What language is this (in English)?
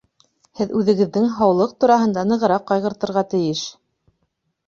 Bashkir